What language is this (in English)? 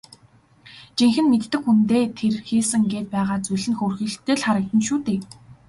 Mongolian